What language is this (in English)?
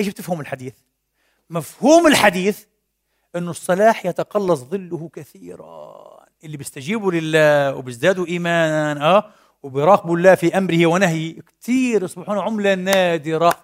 Arabic